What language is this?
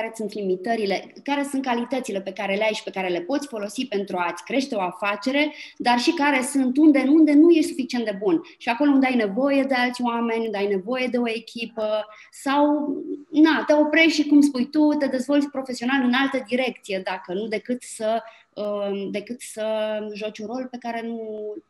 Romanian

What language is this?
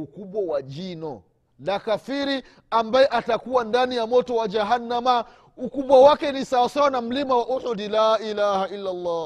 Swahili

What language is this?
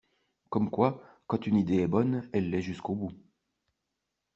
French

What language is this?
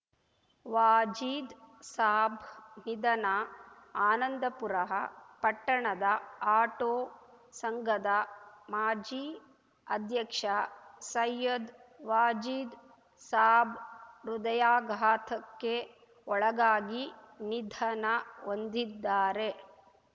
Kannada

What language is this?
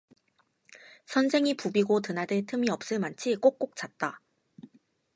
Korean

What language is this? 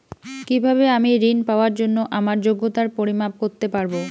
Bangla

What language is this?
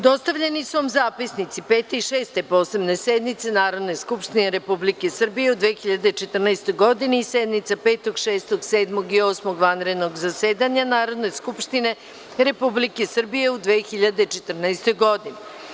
Serbian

